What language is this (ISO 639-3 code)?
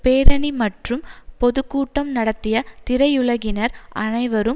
tam